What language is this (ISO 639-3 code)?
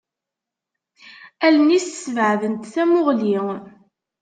kab